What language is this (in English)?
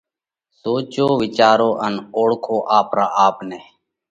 Parkari Koli